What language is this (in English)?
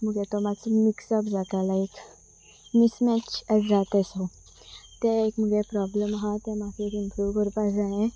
Konkani